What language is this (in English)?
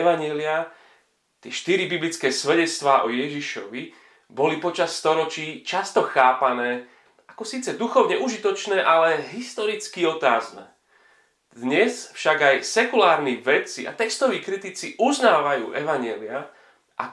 Slovak